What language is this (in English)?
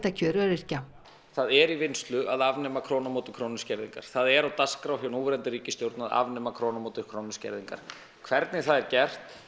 Icelandic